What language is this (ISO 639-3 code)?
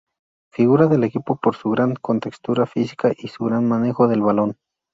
spa